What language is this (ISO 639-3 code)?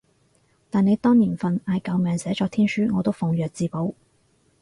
yue